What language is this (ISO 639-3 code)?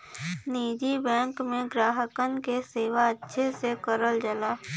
bho